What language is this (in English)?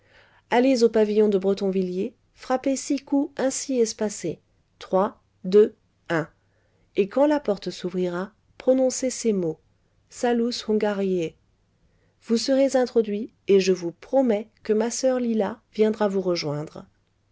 French